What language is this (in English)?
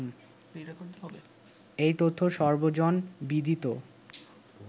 Bangla